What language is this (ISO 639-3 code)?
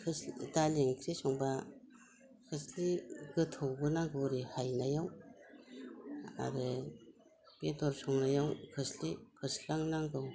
brx